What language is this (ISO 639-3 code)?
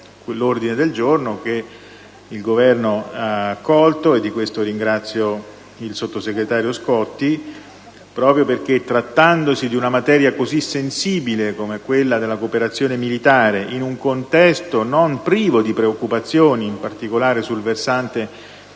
ita